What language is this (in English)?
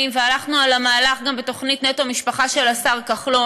Hebrew